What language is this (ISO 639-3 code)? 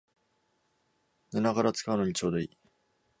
jpn